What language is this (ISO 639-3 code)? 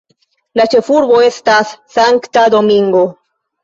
epo